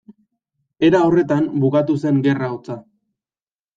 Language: Basque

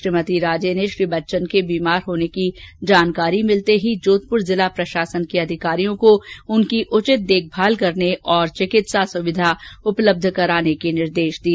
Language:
Hindi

